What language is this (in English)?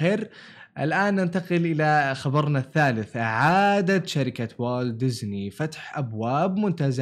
Arabic